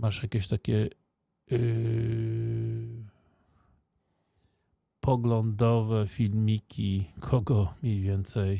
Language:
Polish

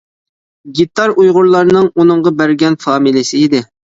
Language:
Uyghur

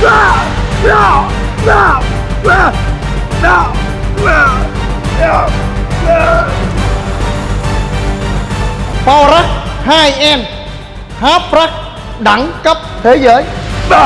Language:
Vietnamese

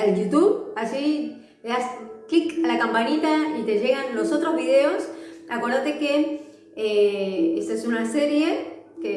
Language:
Spanish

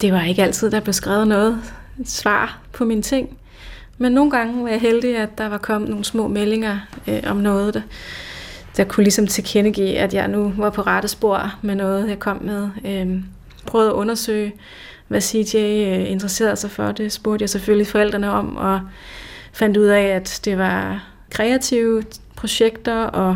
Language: Danish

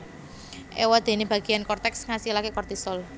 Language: Javanese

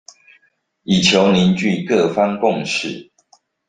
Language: Chinese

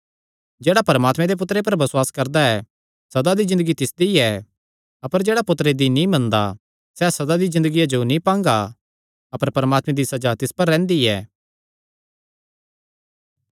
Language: Kangri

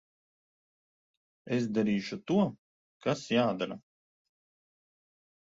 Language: Latvian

